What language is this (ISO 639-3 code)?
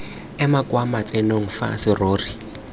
tsn